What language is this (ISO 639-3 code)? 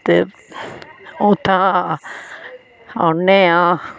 doi